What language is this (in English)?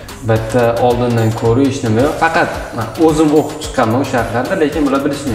Turkish